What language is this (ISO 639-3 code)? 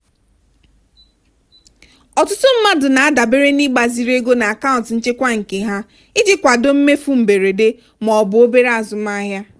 ibo